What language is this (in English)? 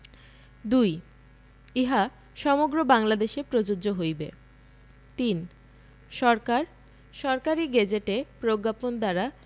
Bangla